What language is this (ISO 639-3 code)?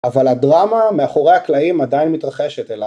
heb